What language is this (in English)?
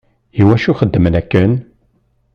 Kabyle